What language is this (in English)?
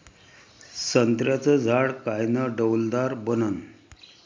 Marathi